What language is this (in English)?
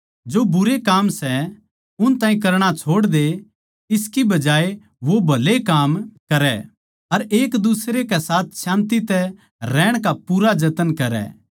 Haryanvi